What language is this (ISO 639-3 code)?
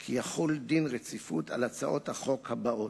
heb